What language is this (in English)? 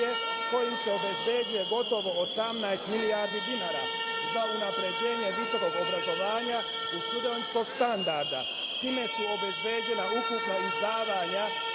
Serbian